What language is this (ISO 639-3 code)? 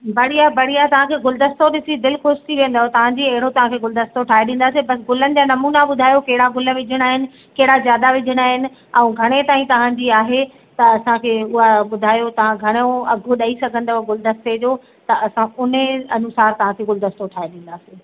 snd